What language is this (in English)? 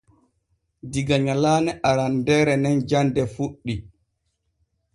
Borgu Fulfulde